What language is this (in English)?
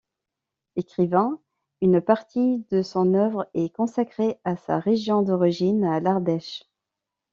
French